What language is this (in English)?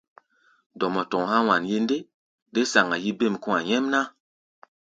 Gbaya